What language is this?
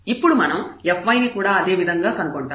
Telugu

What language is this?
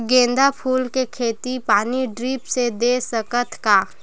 Chhattisgarhi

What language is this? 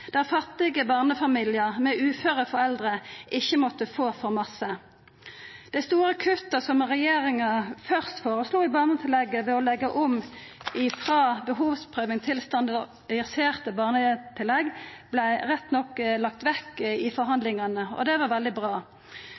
Norwegian Nynorsk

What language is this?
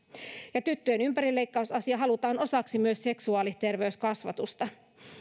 Finnish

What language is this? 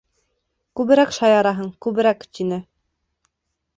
Bashkir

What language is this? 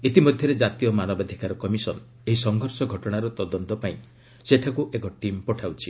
Odia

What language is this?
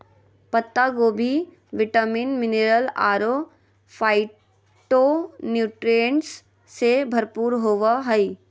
Magahi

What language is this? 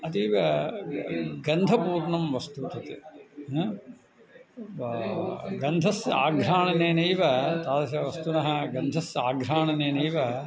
Sanskrit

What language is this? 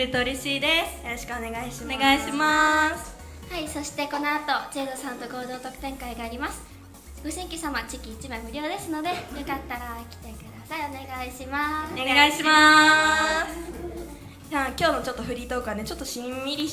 Japanese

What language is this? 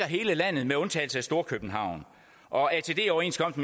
Danish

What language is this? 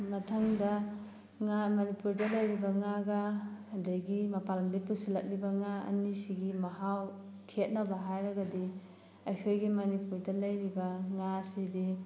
Manipuri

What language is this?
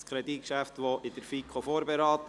Swiss German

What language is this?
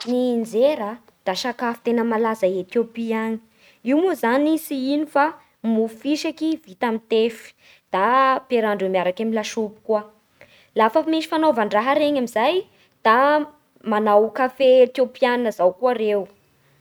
Bara Malagasy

